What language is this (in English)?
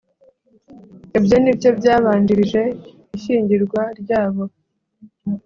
Kinyarwanda